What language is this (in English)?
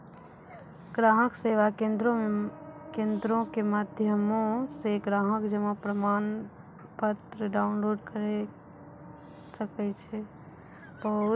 Maithili